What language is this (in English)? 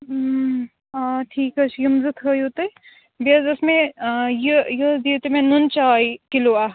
Kashmiri